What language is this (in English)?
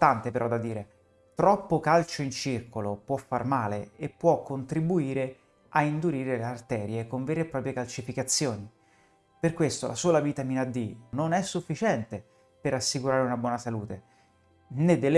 Italian